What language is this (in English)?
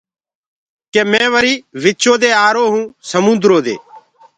Gurgula